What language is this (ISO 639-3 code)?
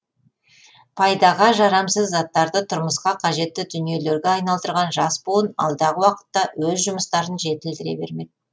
kaz